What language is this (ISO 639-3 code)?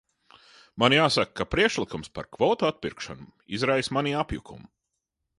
lav